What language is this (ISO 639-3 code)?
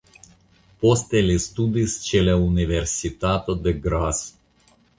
epo